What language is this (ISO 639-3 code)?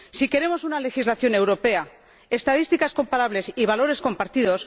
spa